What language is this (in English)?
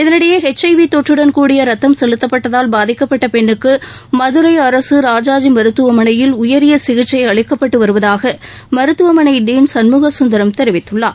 Tamil